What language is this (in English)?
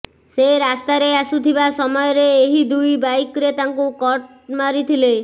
Odia